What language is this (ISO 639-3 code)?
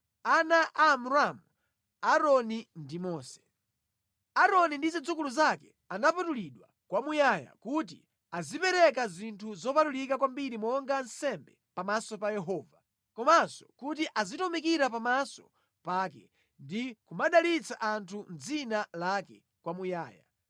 nya